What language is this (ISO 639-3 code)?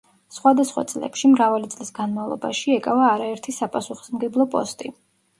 kat